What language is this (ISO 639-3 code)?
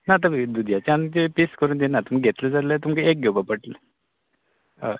kok